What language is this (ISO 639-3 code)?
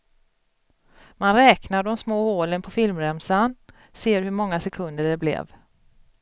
swe